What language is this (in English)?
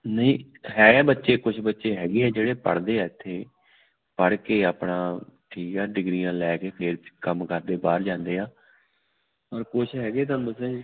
Punjabi